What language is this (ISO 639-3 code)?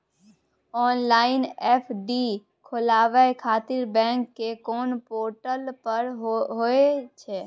mai